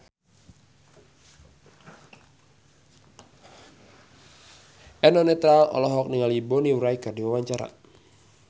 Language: Sundanese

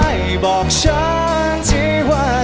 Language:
Thai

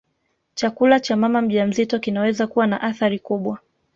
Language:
Swahili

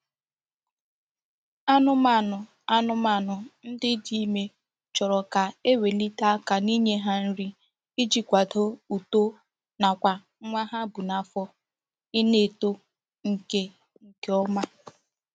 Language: Igbo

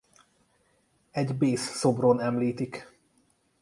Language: Hungarian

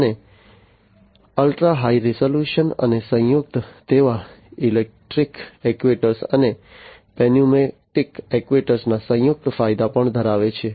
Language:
Gujarati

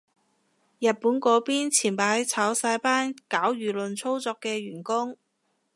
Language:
Cantonese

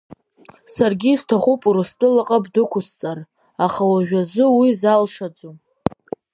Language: Abkhazian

